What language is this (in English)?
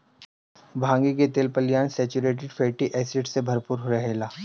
Bhojpuri